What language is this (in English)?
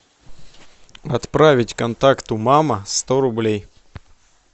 Russian